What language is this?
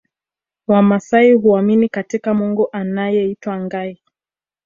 Swahili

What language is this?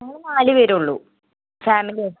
Malayalam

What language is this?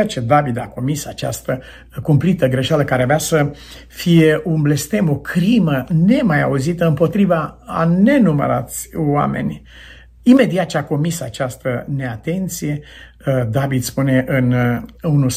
Romanian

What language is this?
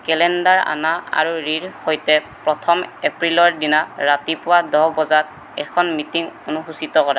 Assamese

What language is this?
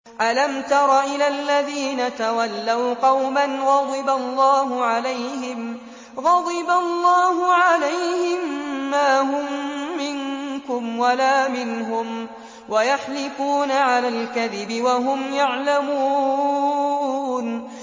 Arabic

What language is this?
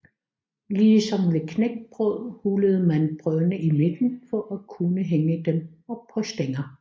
Danish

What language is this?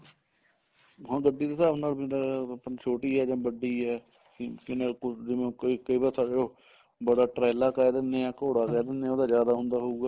Punjabi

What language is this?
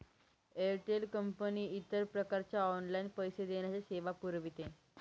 Marathi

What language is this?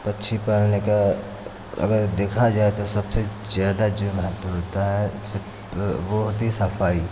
Hindi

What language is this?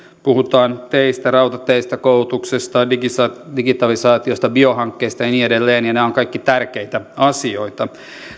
Finnish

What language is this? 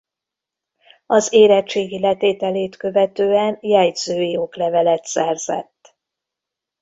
Hungarian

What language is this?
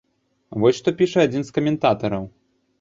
Belarusian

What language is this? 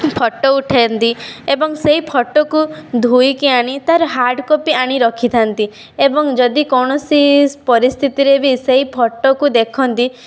Odia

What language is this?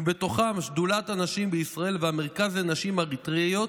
Hebrew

